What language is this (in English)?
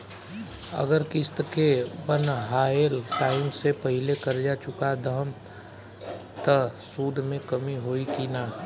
Bhojpuri